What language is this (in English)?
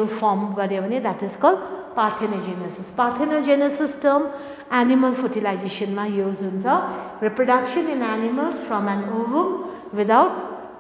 English